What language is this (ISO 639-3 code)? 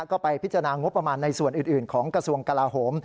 tha